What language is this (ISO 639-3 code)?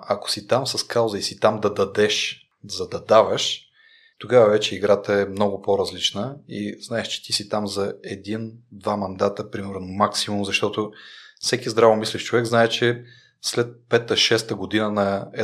bul